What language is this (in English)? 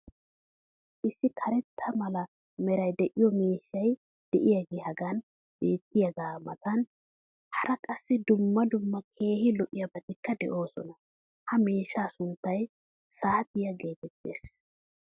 Wolaytta